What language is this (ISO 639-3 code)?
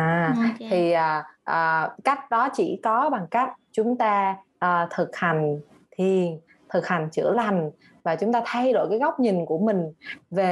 vie